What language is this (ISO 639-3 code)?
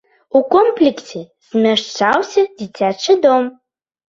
bel